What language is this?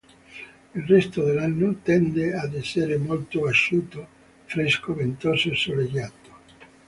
Italian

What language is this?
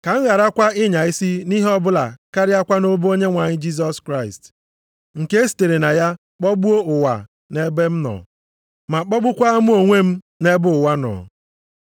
Igbo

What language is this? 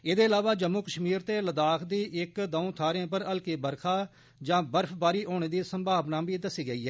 Dogri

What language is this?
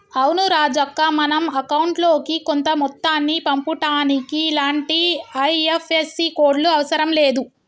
Telugu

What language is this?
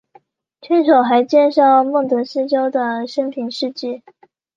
Chinese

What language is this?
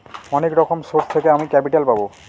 Bangla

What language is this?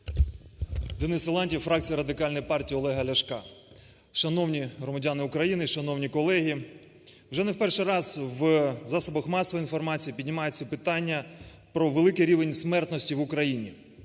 Ukrainian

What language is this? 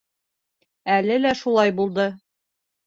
Bashkir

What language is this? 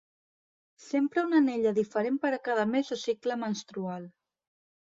Catalan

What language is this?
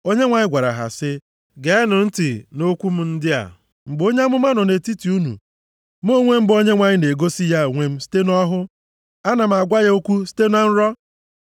Igbo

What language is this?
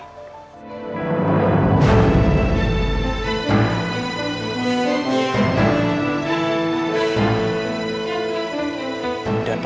Indonesian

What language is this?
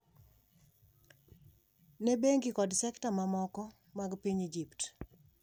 Luo (Kenya and Tanzania)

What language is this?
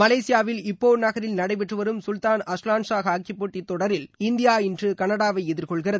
Tamil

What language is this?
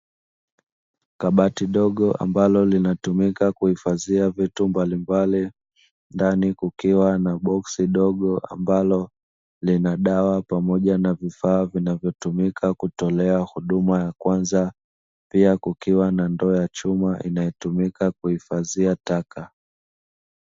Swahili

